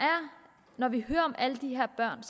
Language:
Danish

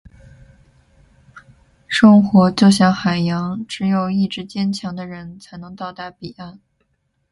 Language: Chinese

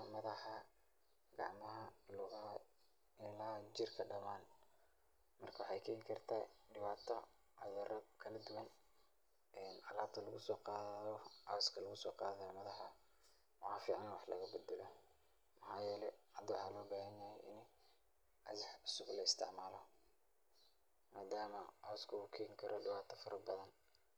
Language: Somali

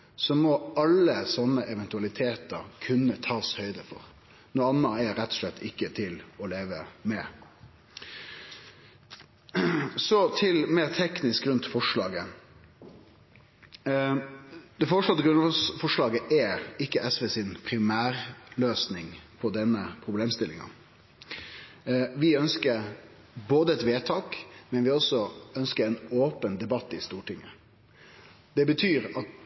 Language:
Norwegian Nynorsk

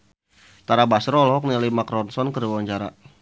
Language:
Sundanese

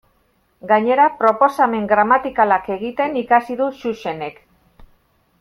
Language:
Basque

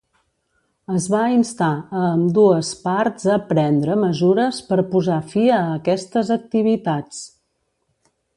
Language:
Catalan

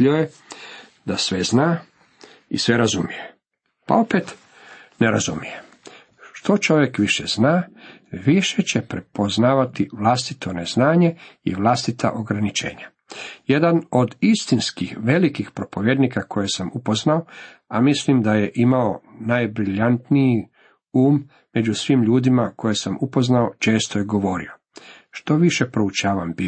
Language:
Croatian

